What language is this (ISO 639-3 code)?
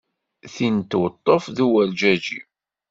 kab